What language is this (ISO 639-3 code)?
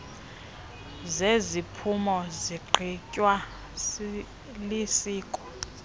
xho